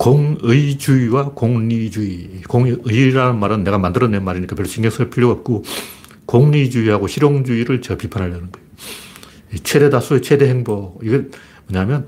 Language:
Korean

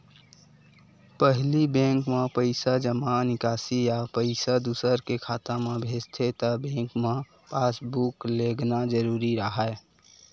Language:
Chhattisgarhi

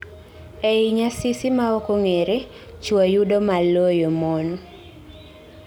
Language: Luo (Kenya and Tanzania)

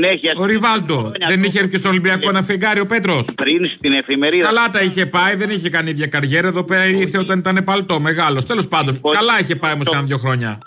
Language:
Greek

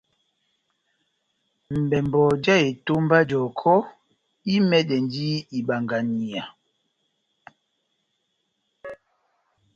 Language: Batanga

